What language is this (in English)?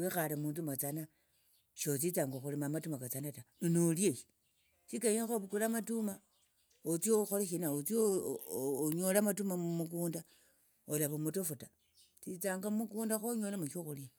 Tsotso